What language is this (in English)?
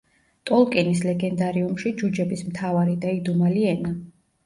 Georgian